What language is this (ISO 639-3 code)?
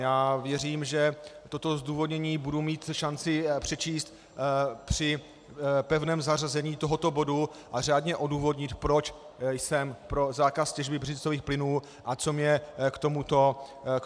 ces